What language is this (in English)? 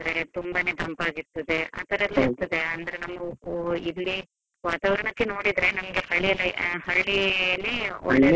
Kannada